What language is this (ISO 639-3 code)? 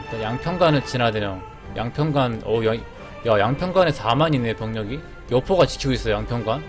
kor